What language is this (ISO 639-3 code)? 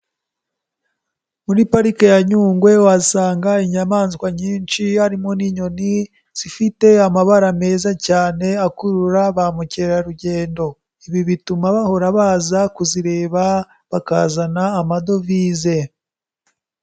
kin